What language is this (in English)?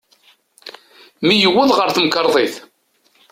Kabyle